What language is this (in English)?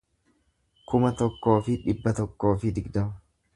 Oromo